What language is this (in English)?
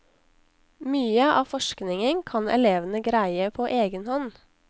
Norwegian